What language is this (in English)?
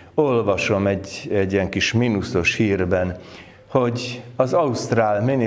Hungarian